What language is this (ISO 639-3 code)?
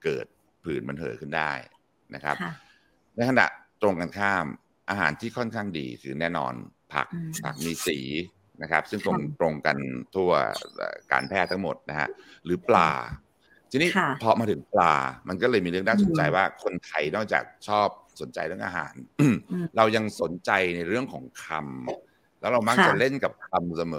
tha